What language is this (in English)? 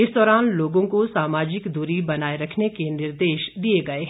Hindi